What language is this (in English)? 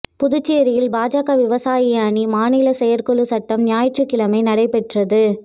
Tamil